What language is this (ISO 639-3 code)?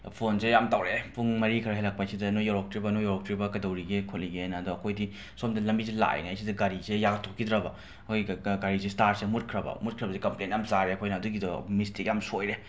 mni